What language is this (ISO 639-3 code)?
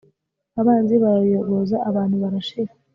kin